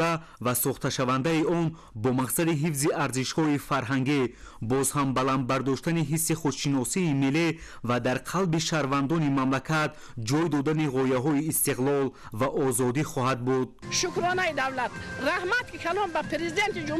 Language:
Persian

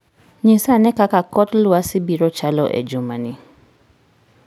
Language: Luo (Kenya and Tanzania)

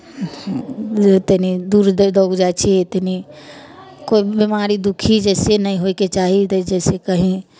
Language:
Maithili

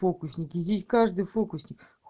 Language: Russian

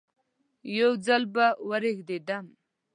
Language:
Pashto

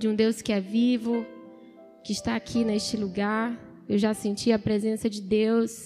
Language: Portuguese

